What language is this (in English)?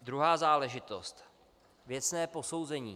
Czech